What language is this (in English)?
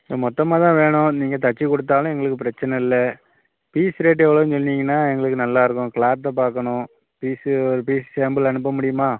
Tamil